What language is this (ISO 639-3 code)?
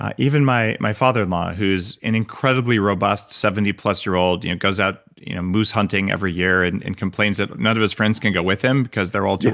eng